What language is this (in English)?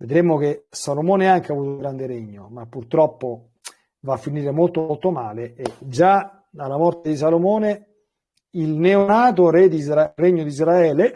Italian